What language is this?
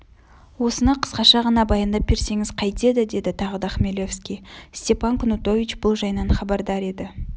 Kazakh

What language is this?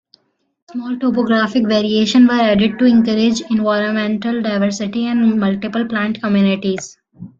English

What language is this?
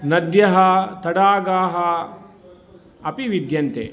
Sanskrit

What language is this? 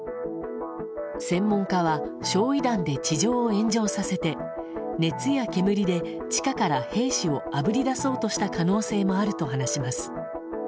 Japanese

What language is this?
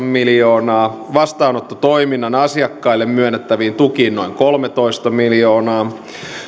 Finnish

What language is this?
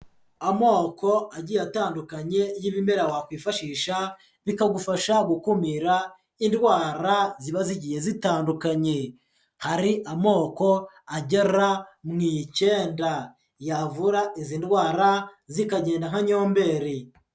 Kinyarwanda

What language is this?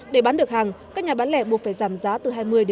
Vietnamese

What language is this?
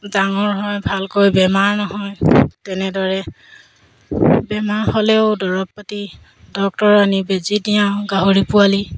Assamese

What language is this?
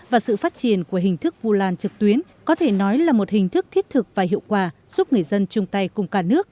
Vietnamese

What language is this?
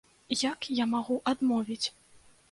Belarusian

